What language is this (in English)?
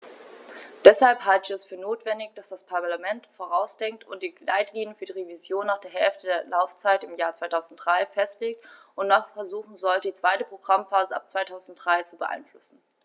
German